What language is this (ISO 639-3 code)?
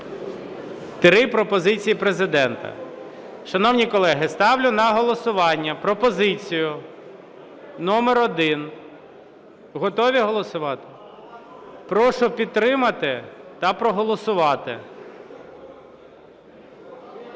ukr